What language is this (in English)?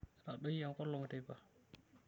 Masai